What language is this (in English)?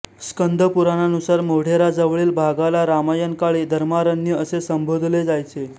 Marathi